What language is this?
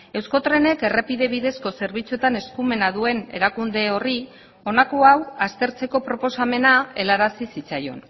Basque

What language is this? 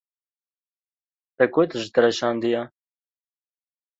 Kurdish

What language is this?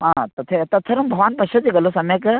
Sanskrit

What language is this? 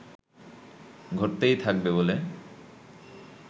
Bangla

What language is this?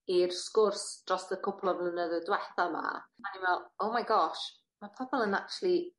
Welsh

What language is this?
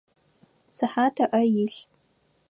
Adyghe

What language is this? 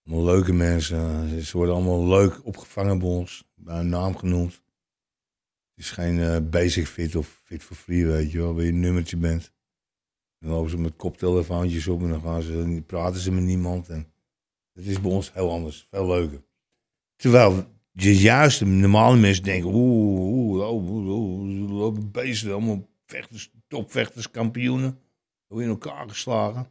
Dutch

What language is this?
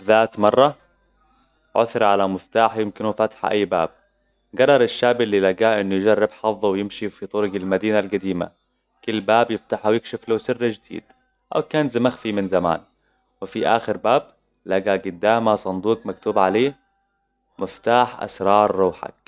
Hijazi Arabic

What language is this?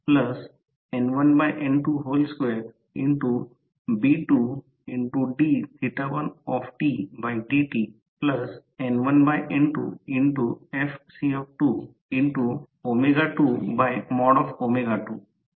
Marathi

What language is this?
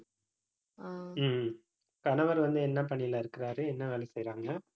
Tamil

